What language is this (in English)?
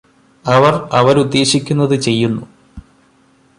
Malayalam